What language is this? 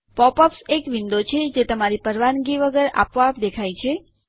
Gujarati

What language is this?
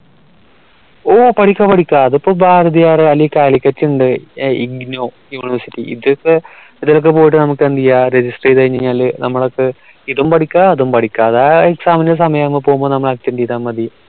Malayalam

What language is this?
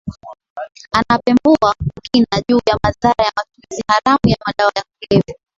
Swahili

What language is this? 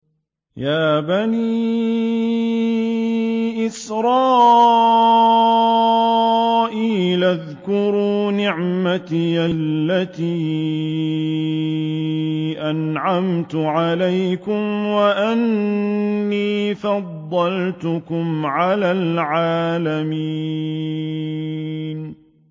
Arabic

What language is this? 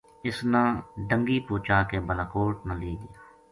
Gujari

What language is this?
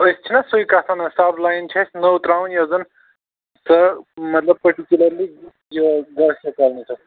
Kashmiri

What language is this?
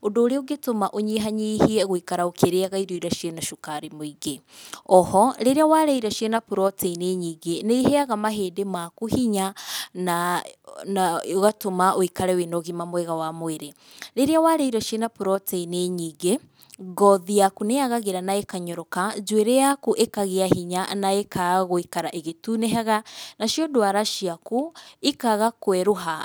Kikuyu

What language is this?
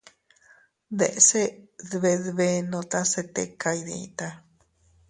Teutila Cuicatec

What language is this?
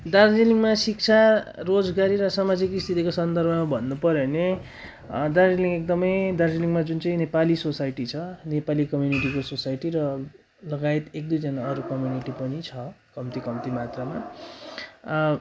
Nepali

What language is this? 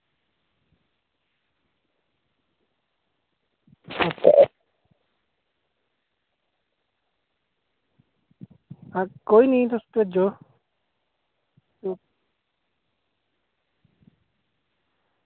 Dogri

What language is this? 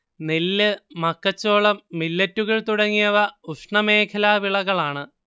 Malayalam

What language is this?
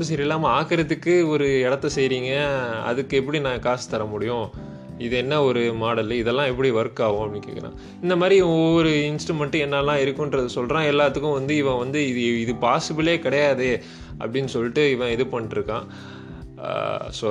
Tamil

